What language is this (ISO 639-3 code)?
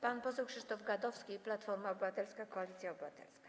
pol